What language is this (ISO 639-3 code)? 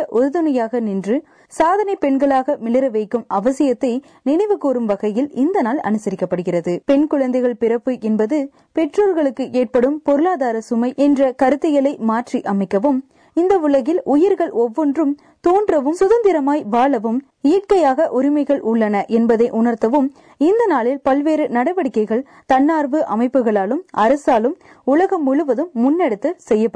tam